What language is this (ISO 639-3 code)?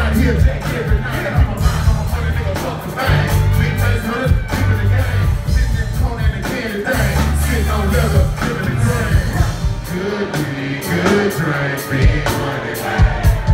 eng